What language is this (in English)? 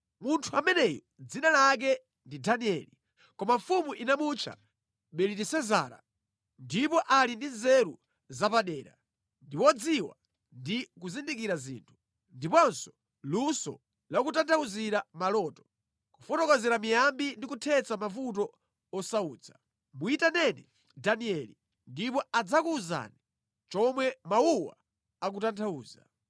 Nyanja